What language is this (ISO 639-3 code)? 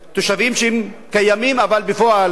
heb